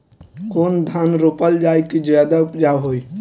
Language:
Bhojpuri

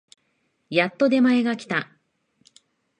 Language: Japanese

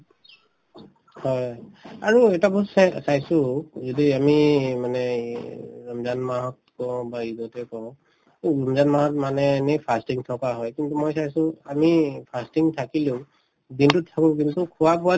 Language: Assamese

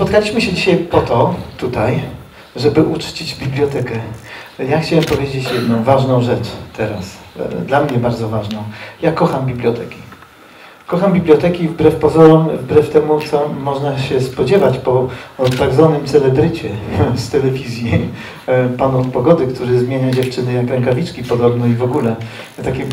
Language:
Polish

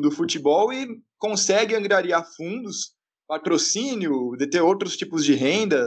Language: Portuguese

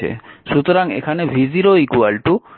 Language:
Bangla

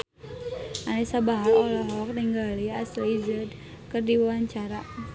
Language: Sundanese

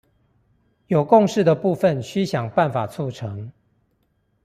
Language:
Chinese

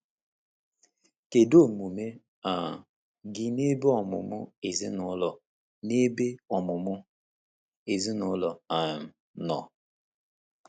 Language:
Igbo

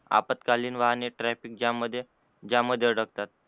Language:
Marathi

